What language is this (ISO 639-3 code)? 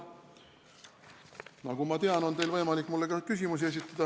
est